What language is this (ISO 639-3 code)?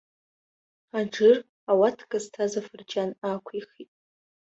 abk